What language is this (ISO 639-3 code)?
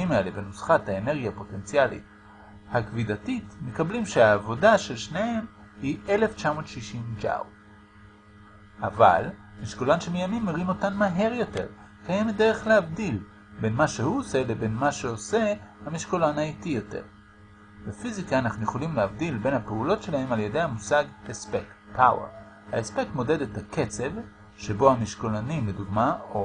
heb